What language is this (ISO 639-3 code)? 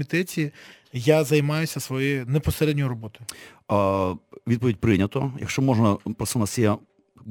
ukr